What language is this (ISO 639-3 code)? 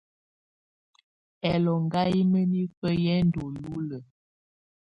tvu